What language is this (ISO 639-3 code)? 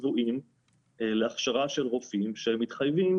heb